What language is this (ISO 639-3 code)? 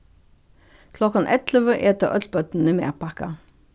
fao